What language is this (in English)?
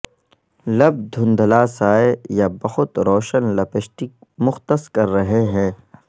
Urdu